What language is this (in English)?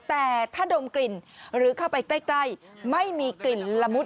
Thai